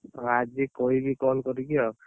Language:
Odia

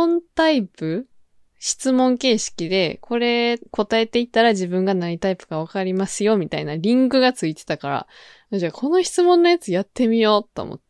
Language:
Japanese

